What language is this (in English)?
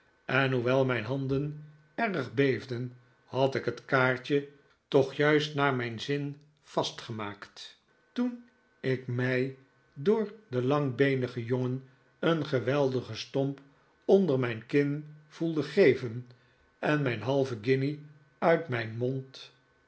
Dutch